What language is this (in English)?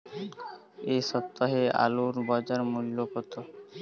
Bangla